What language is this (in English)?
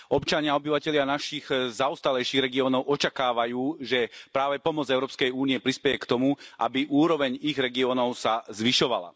Slovak